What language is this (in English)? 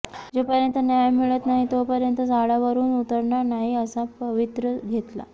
Marathi